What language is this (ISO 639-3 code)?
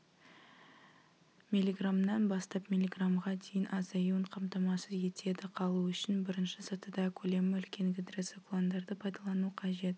kaz